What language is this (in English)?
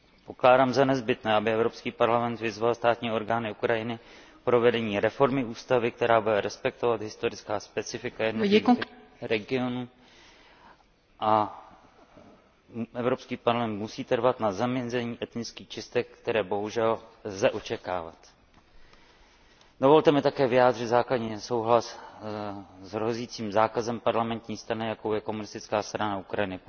Czech